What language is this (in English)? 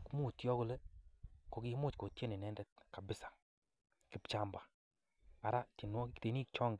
Kalenjin